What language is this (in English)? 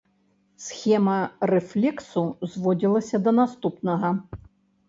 Belarusian